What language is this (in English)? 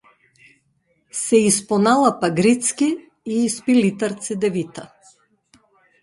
Macedonian